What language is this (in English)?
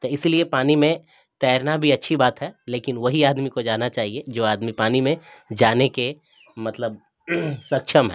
Urdu